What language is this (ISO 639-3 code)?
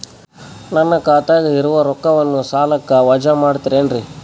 kan